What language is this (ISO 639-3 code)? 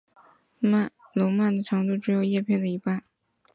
zho